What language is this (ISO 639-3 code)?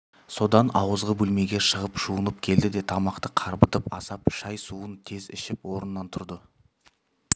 kaz